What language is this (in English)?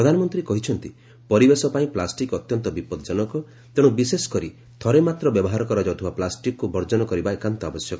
Odia